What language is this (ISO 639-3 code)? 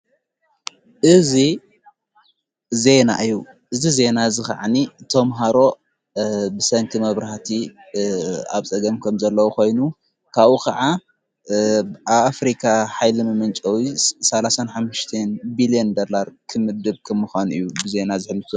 tir